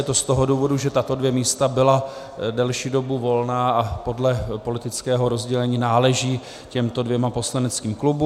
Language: Czech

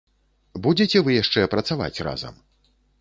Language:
Belarusian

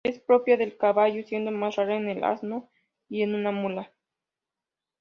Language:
Spanish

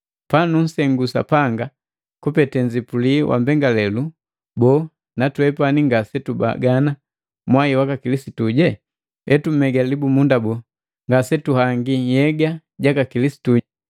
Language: Matengo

